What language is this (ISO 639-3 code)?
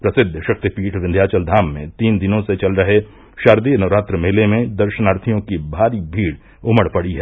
hin